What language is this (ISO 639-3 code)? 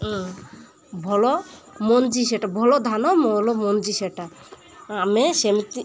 ori